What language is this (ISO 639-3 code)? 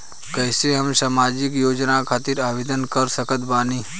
bho